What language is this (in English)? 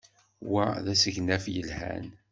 Kabyle